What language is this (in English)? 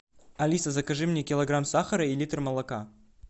Russian